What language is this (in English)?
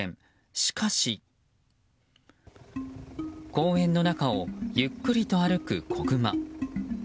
Japanese